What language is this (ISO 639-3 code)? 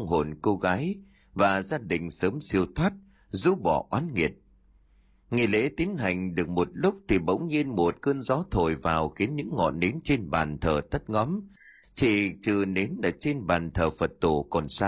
vie